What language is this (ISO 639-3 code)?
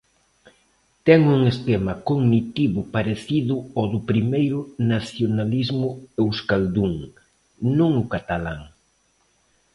glg